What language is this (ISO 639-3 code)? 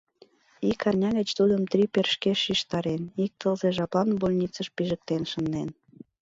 chm